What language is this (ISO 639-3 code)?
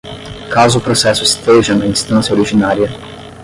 por